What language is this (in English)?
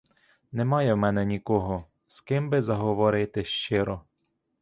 Ukrainian